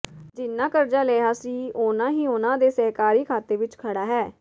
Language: Punjabi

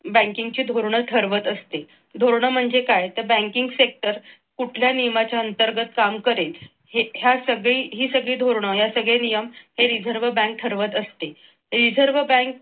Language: Marathi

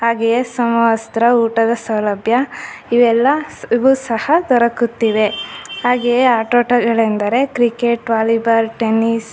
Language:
Kannada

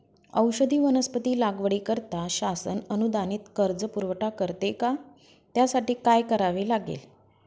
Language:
Marathi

